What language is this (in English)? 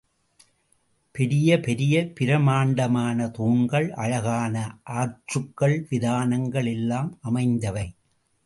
Tamil